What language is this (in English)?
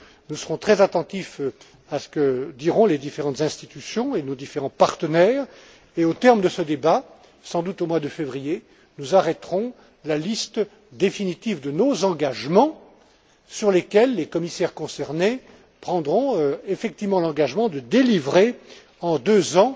French